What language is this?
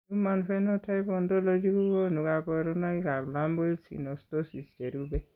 Kalenjin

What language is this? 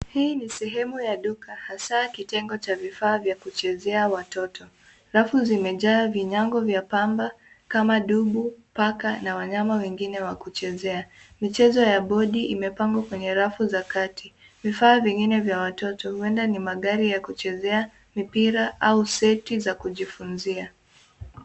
Swahili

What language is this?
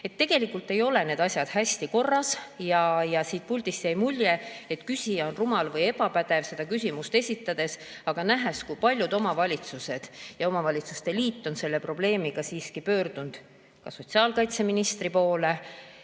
Estonian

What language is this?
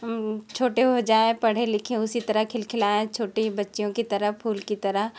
Hindi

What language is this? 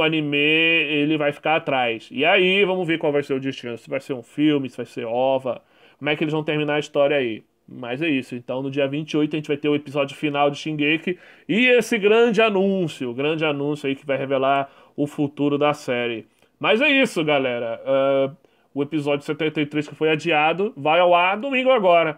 Portuguese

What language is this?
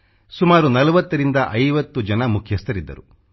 Kannada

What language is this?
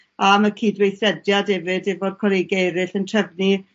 Welsh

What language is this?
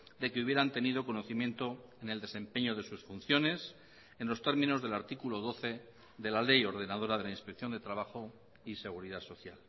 Spanish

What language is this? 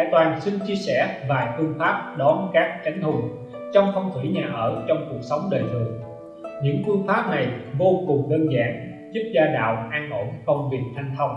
Vietnamese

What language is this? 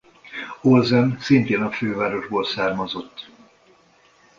Hungarian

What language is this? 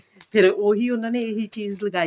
Punjabi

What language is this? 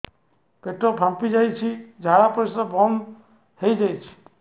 Odia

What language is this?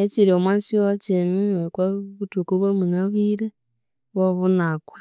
Konzo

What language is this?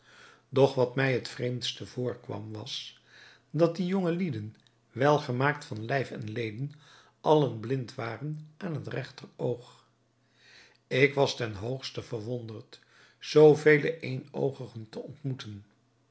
Dutch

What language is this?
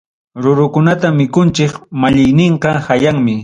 Ayacucho Quechua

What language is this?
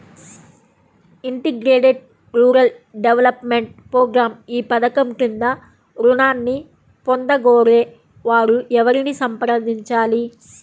Telugu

